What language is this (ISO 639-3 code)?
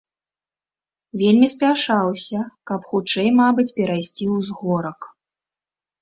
bel